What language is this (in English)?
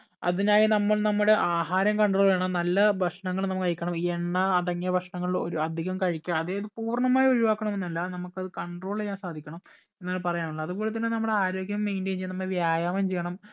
Malayalam